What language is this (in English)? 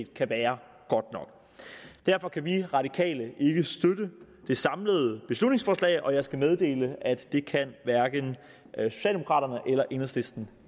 Danish